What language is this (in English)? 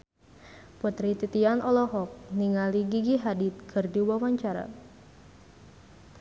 Sundanese